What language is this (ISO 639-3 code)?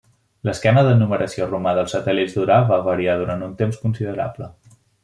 cat